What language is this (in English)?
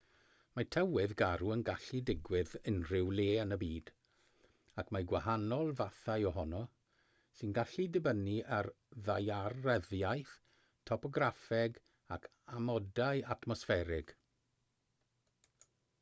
Welsh